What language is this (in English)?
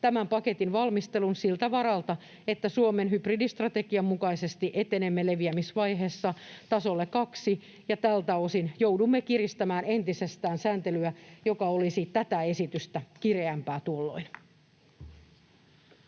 Finnish